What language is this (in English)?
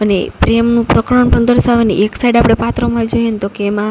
Gujarati